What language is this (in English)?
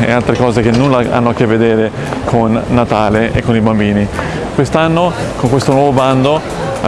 Italian